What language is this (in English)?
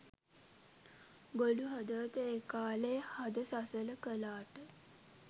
Sinhala